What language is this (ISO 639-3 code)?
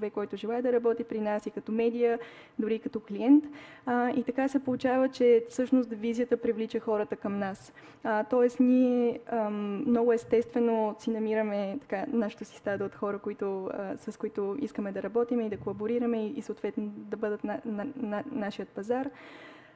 bul